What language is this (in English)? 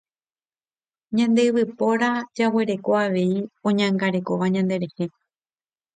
Guarani